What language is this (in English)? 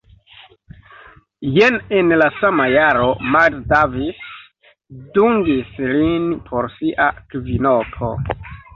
Esperanto